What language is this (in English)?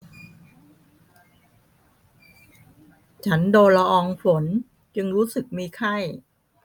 Thai